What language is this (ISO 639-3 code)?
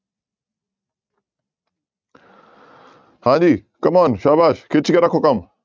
pan